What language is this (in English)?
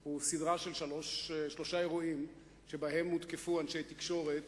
Hebrew